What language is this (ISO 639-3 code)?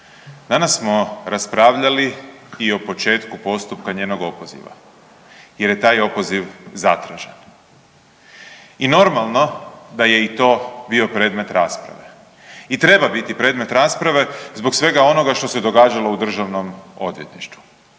hrv